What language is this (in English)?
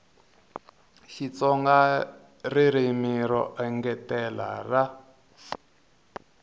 Tsonga